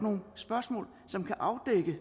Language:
Danish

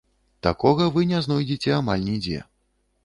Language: Belarusian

